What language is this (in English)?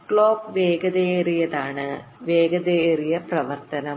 Malayalam